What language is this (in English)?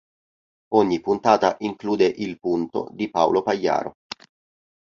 Italian